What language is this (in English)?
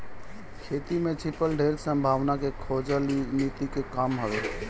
Bhojpuri